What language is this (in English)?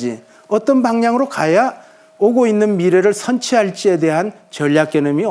Korean